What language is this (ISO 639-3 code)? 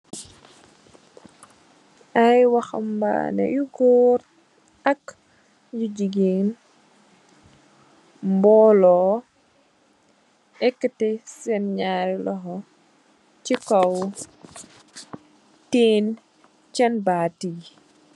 wol